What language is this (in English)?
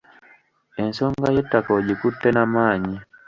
Ganda